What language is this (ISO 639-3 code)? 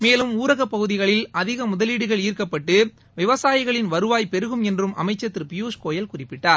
tam